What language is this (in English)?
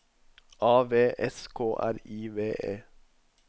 Norwegian